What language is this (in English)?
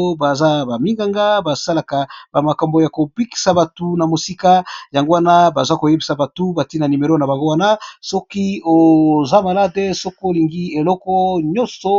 Lingala